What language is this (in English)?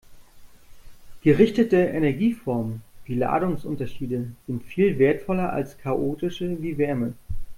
German